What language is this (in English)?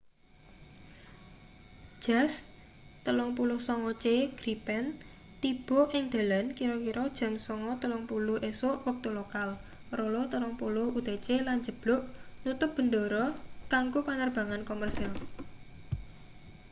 Javanese